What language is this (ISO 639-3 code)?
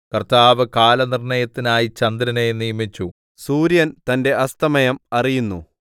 mal